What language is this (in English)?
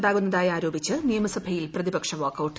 Malayalam